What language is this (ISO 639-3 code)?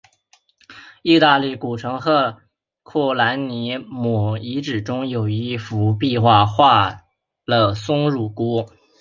zho